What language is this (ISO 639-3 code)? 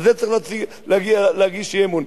heb